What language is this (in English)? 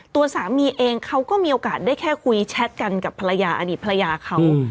Thai